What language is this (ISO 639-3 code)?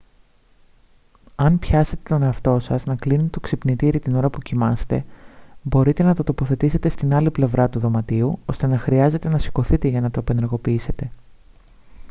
ell